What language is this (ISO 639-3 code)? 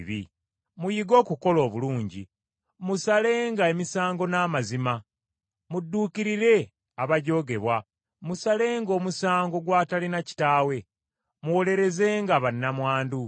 lug